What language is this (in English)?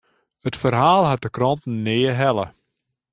Western Frisian